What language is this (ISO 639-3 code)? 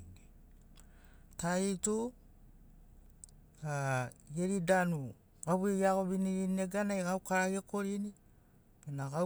snc